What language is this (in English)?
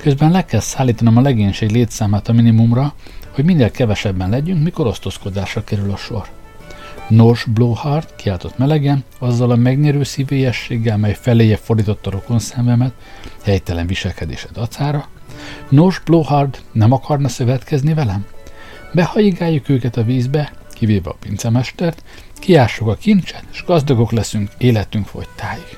Hungarian